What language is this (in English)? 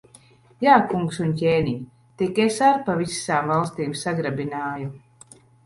Latvian